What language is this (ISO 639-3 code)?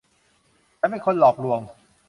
tha